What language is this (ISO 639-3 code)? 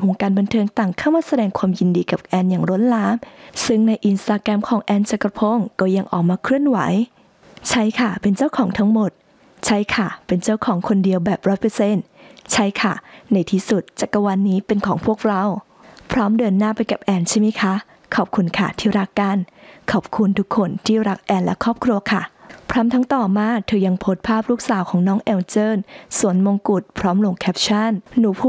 tha